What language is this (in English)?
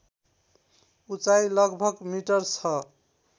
Nepali